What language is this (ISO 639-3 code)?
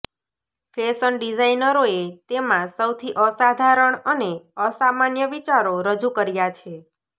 guj